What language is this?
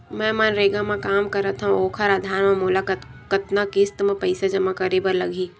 Chhattisgarhi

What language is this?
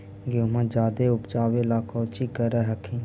Magahi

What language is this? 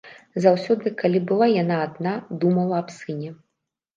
Belarusian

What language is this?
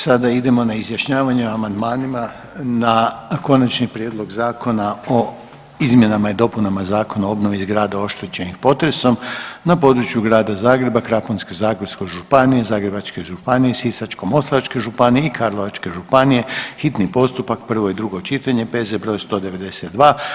Croatian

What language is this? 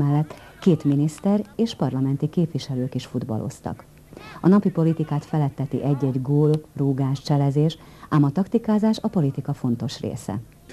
Hungarian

